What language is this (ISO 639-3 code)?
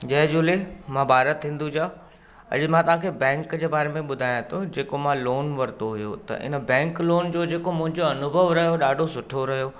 snd